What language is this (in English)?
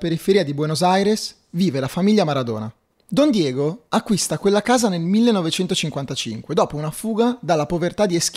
Italian